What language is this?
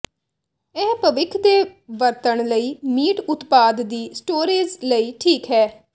Punjabi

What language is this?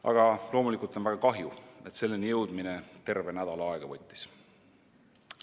Estonian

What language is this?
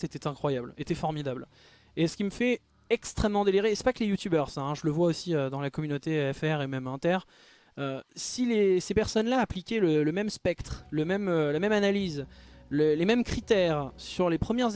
French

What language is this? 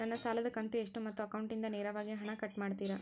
Kannada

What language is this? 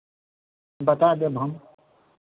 Maithili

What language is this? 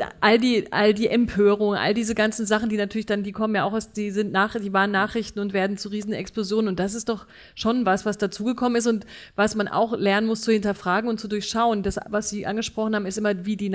German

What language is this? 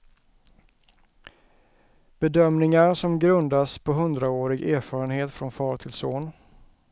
Swedish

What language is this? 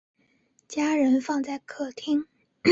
Chinese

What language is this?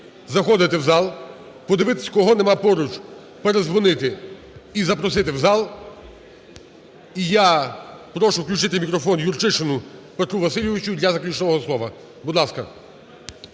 Ukrainian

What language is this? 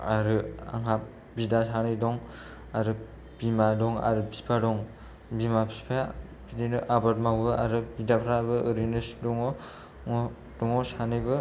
Bodo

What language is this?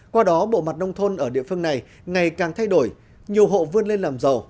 Vietnamese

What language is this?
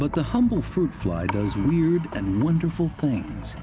English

